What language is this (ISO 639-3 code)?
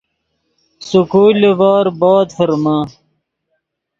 ydg